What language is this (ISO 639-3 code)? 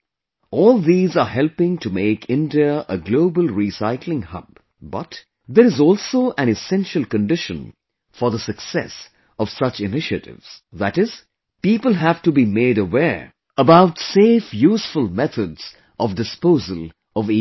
eng